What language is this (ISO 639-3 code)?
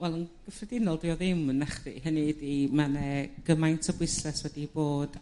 cym